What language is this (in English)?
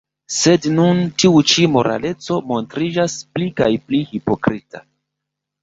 Esperanto